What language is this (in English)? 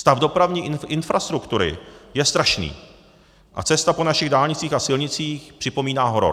Czech